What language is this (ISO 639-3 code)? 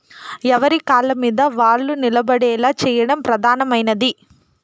tel